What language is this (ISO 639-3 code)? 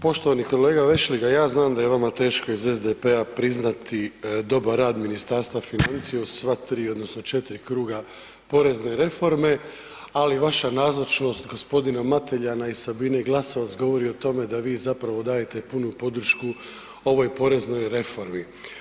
hrv